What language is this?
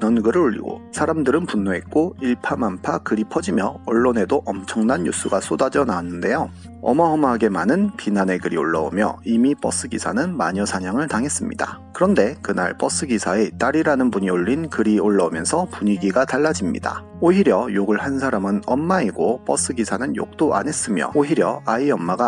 Korean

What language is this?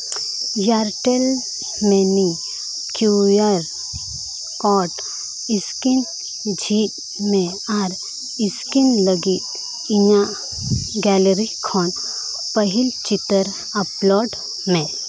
Santali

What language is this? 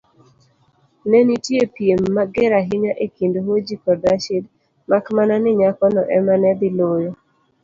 Luo (Kenya and Tanzania)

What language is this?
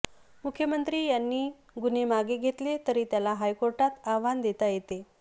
Marathi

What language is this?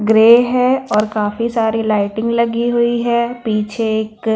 Hindi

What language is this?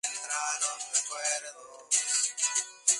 Spanish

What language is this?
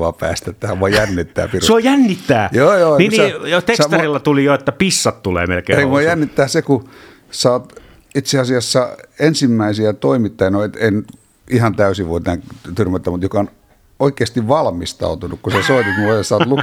Finnish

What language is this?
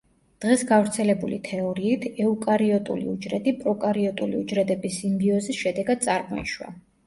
Georgian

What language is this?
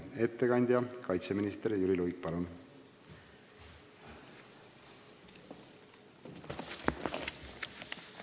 Estonian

